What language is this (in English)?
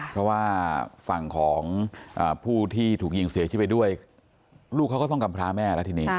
Thai